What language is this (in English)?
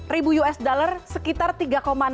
Indonesian